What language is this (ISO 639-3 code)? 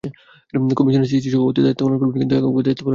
ben